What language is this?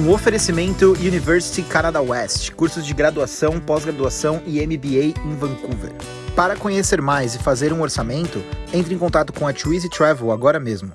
Portuguese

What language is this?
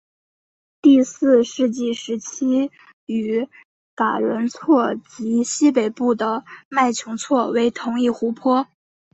Chinese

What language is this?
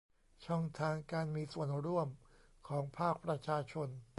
Thai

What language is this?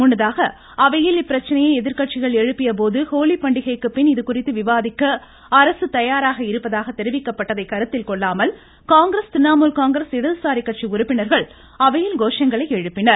Tamil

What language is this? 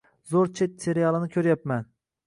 Uzbek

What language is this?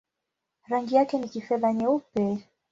Swahili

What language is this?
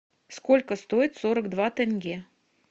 Russian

